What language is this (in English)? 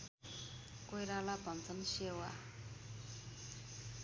Nepali